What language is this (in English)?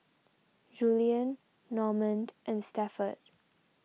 English